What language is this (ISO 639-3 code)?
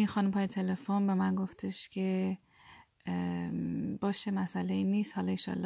fas